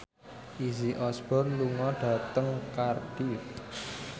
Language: Javanese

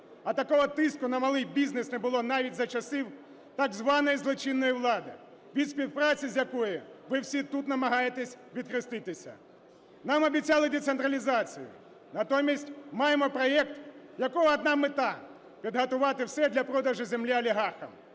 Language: Ukrainian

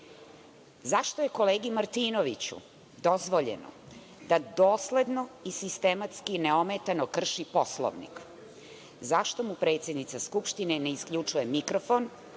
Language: Serbian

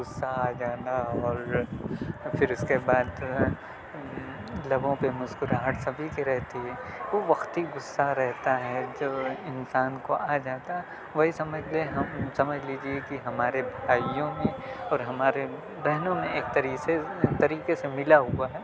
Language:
Urdu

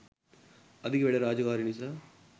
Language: Sinhala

